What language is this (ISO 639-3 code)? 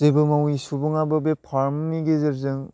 brx